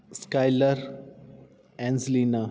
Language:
Punjabi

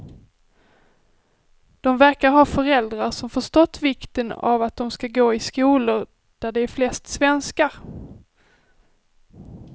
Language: Swedish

